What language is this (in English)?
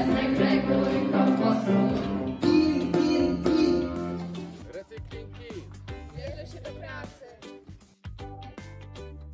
Polish